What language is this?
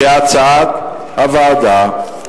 Hebrew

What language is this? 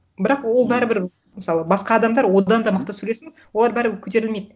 Kazakh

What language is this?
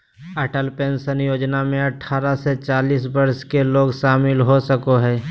Magahi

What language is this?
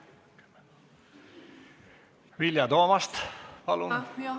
Estonian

